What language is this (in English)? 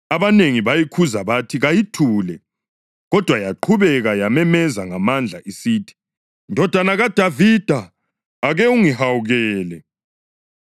North Ndebele